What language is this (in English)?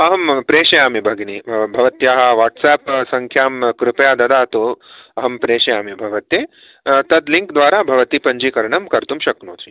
Sanskrit